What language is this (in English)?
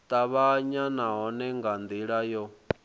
Venda